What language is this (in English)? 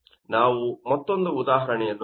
Kannada